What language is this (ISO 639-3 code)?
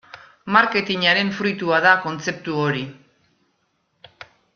eus